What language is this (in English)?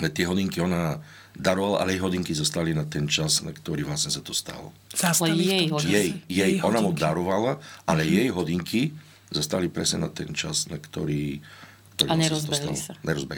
Slovak